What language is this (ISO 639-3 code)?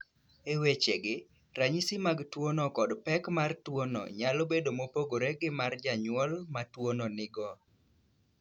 luo